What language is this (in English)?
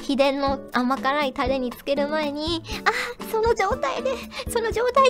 Japanese